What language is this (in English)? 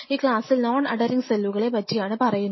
Malayalam